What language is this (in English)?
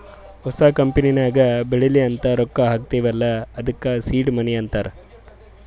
Kannada